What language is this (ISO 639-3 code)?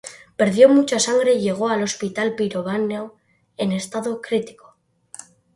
spa